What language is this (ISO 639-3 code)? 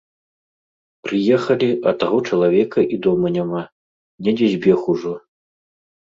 bel